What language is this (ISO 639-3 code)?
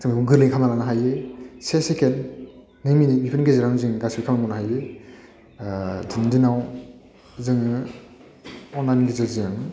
brx